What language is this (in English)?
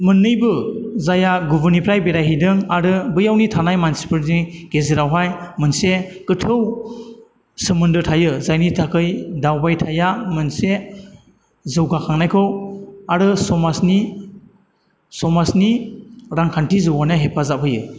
Bodo